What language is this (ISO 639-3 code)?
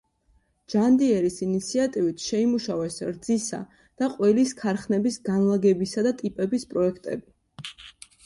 kat